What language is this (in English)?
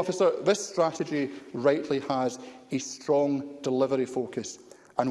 English